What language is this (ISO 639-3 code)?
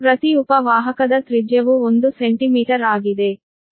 kan